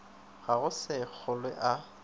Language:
Northern Sotho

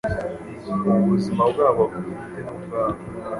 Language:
Kinyarwanda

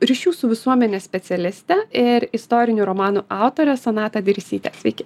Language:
Lithuanian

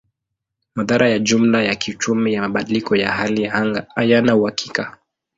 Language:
Swahili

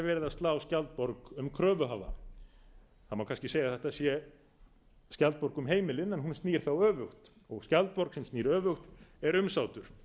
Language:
Icelandic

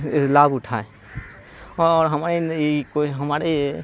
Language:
Urdu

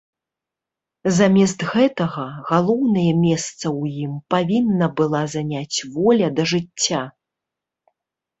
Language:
Belarusian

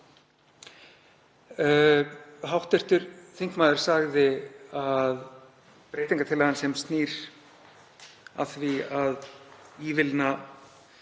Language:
Icelandic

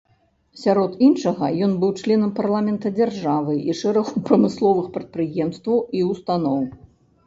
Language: Belarusian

